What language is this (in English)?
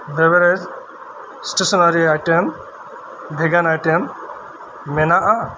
Santali